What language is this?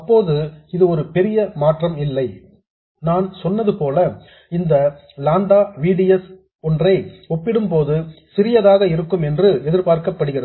Tamil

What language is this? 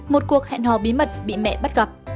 Vietnamese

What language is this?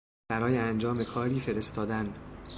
Persian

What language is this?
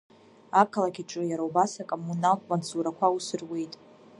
Abkhazian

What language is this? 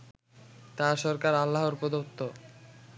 Bangla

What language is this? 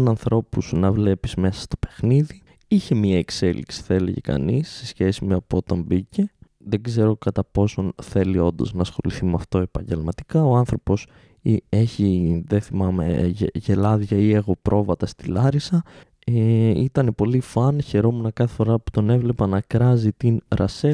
Greek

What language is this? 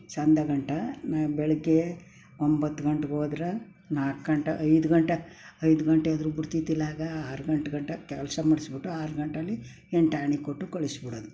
Kannada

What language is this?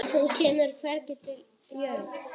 Icelandic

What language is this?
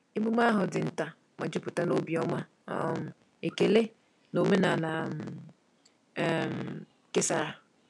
Igbo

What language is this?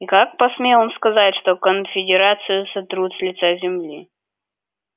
Russian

